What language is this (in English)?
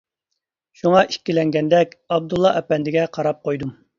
Uyghur